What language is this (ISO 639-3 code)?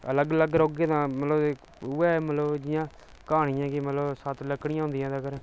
doi